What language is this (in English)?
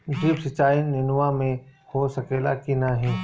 Bhojpuri